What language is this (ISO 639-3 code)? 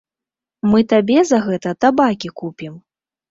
bel